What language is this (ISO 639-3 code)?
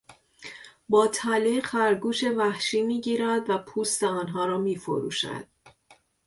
fas